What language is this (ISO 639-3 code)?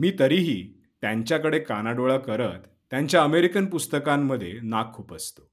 mar